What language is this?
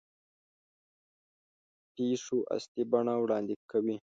Pashto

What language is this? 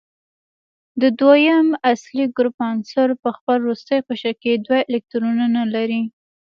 Pashto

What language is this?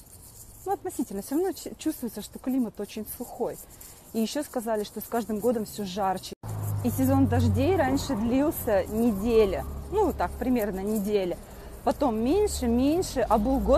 Russian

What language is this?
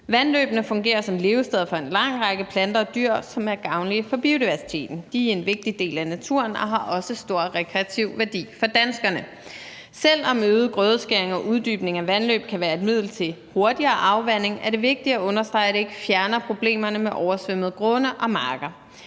Danish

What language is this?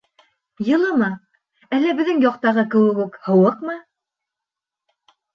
Bashkir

